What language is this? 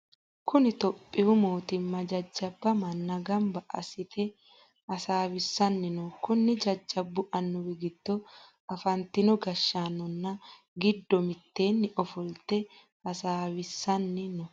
Sidamo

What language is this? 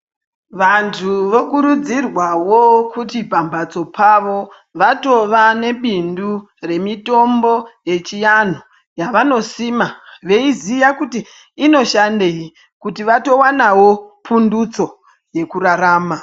Ndau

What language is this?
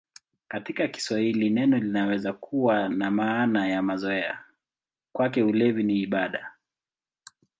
Swahili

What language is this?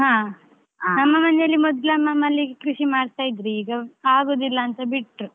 Kannada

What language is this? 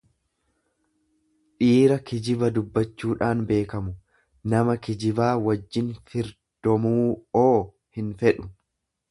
Oromo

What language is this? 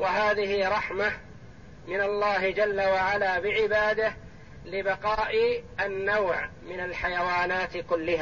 Arabic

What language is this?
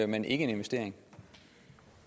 Danish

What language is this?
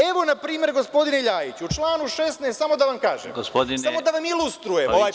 Serbian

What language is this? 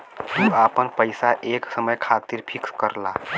Bhojpuri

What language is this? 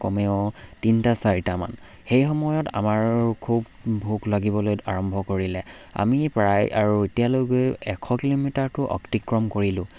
Assamese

